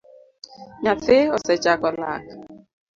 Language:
Luo (Kenya and Tanzania)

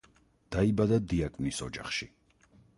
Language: Georgian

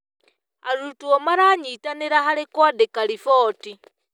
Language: Kikuyu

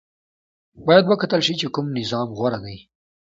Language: Pashto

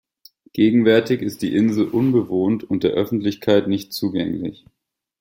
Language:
German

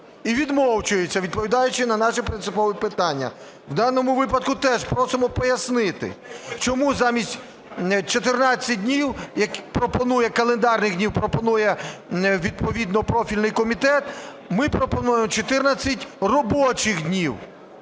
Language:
Ukrainian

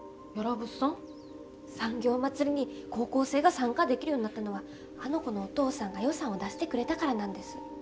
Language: Japanese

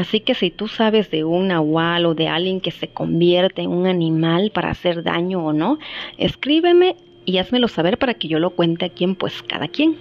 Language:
Spanish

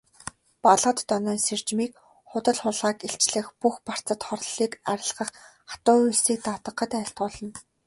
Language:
Mongolian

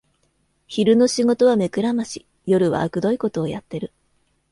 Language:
Japanese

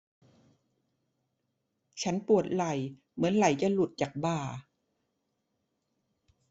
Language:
Thai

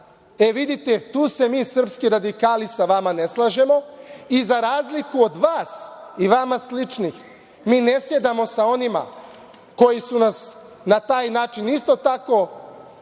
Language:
Serbian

